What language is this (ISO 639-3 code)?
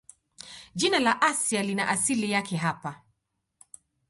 swa